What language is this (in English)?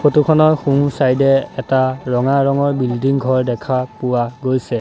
Assamese